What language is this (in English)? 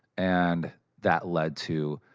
English